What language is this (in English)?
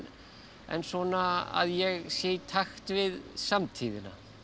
Icelandic